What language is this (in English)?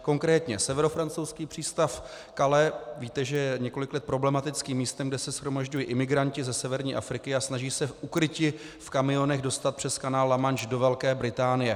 Czech